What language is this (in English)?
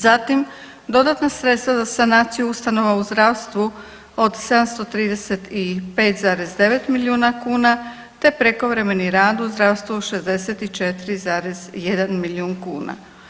Croatian